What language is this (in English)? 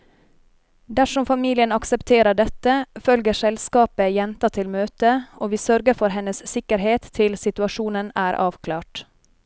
Norwegian